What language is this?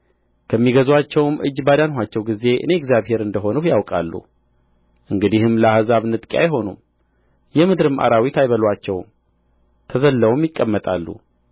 Amharic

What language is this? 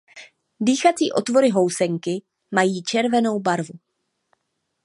Czech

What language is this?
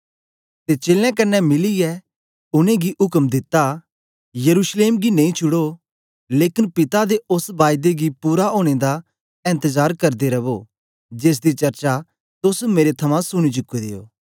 Dogri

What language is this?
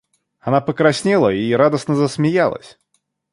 Russian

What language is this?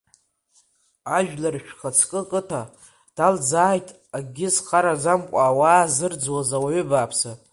Abkhazian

